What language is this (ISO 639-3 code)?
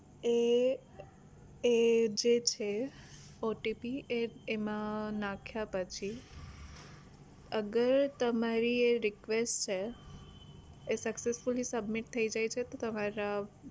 guj